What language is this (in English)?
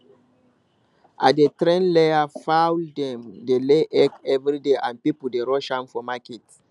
Nigerian Pidgin